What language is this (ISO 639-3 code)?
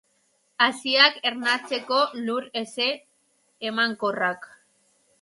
eus